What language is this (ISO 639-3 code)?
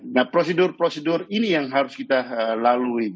ind